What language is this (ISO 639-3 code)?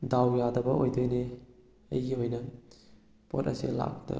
mni